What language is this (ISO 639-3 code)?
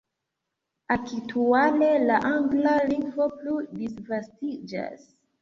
epo